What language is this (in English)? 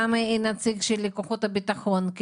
Hebrew